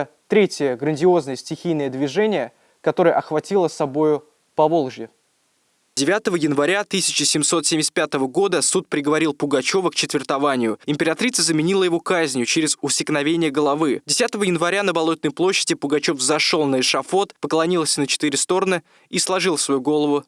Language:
Russian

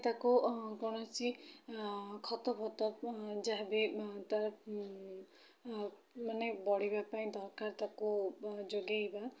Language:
Odia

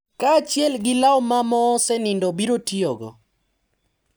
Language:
Luo (Kenya and Tanzania)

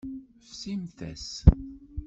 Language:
Kabyle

